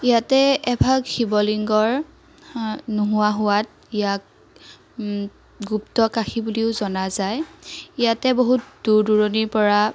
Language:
Assamese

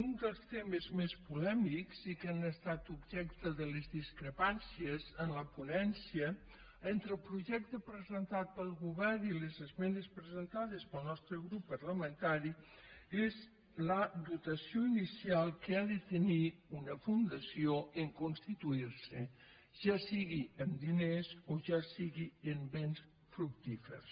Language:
Catalan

